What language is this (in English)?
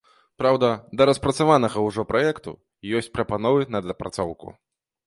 Belarusian